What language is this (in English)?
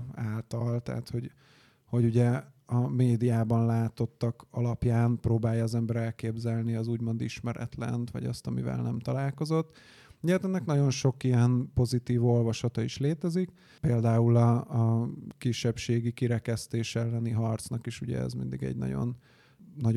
Hungarian